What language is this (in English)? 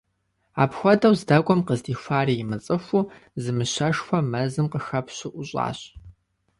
Kabardian